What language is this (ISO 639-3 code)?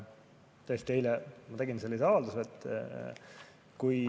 est